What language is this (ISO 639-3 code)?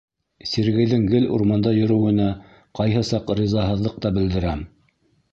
bak